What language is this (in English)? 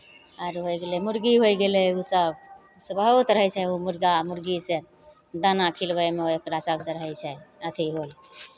Maithili